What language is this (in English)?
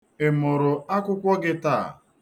Igbo